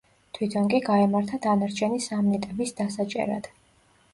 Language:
Georgian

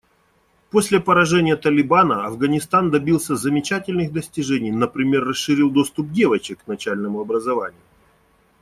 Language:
Russian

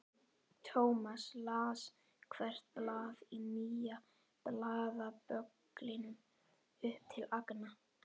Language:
Icelandic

